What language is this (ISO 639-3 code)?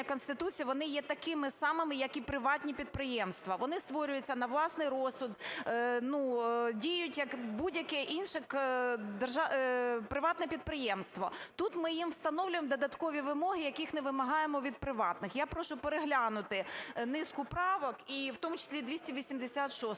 ukr